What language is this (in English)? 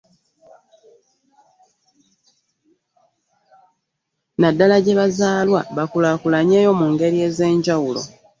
Ganda